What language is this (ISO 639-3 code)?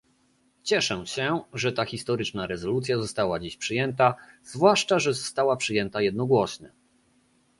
pol